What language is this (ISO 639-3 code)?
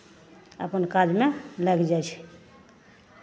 mai